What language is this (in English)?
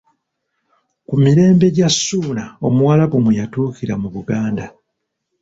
Ganda